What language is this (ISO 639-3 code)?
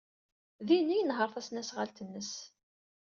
kab